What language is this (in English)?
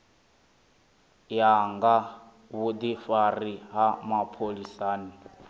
Venda